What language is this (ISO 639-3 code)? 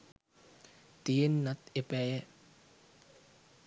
sin